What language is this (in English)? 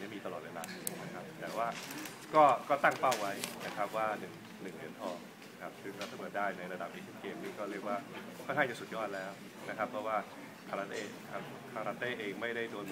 Thai